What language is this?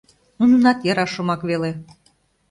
Mari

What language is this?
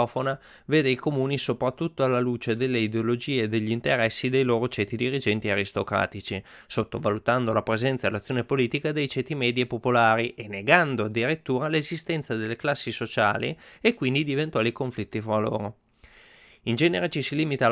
Italian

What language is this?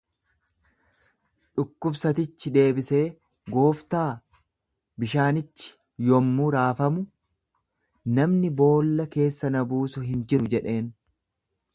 Oromo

